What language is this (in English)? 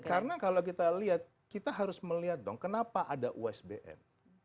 Indonesian